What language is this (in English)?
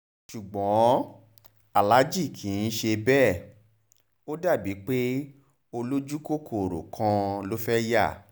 Yoruba